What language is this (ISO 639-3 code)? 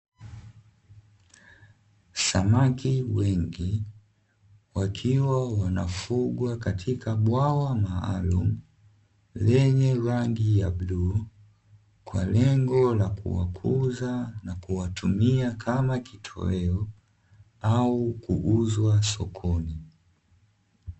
swa